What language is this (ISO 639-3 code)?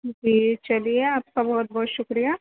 urd